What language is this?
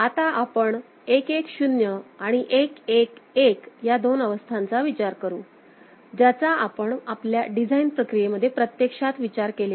Marathi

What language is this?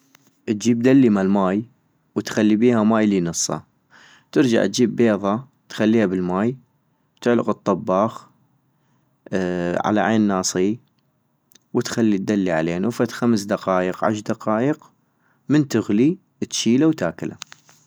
North Mesopotamian Arabic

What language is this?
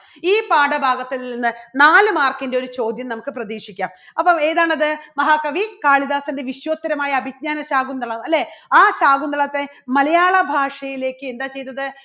Malayalam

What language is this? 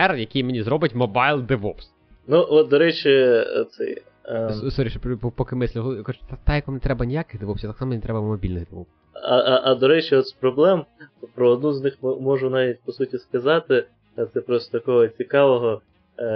Ukrainian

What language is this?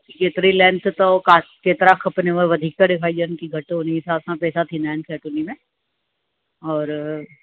Sindhi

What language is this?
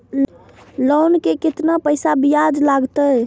Maithili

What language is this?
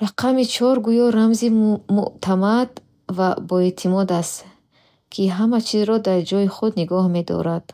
Bukharic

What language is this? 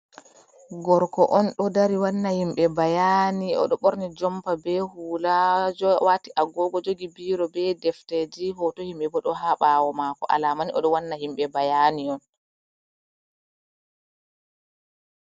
Fula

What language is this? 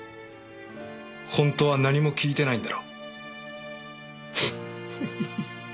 Japanese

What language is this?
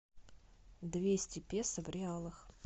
Russian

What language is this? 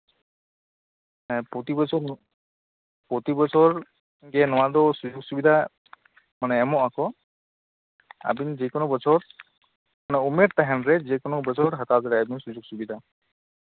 Santali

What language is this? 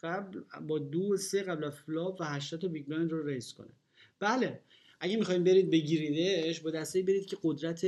Persian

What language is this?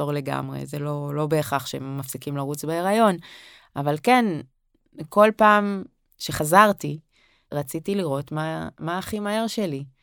Hebrew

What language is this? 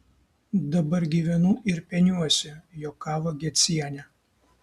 Lithuanian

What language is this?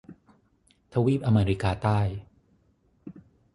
Thai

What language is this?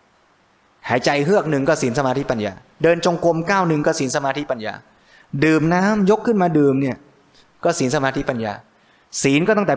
Thai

